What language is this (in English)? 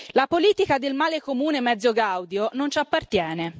Italian